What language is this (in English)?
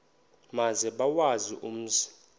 Xhosa